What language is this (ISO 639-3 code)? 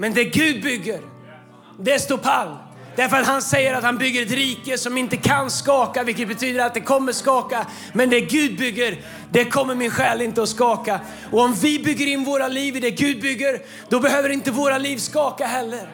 swe